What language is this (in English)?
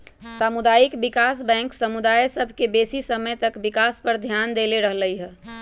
Magahi